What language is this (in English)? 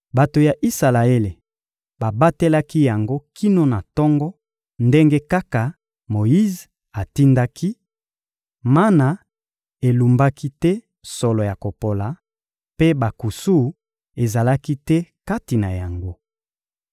Lingala